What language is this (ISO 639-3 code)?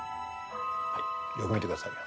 jpn